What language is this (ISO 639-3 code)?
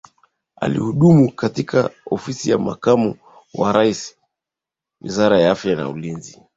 swa